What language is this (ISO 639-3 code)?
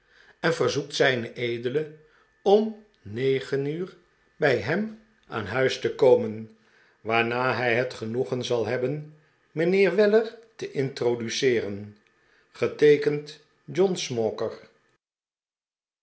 nld